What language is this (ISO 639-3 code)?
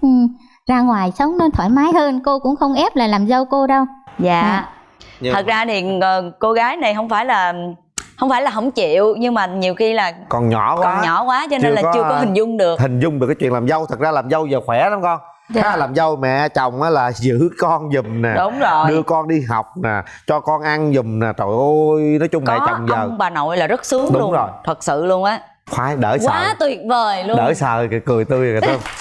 vie